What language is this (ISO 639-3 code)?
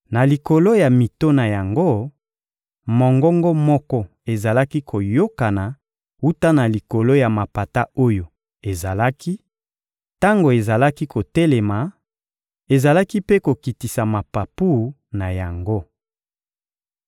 lin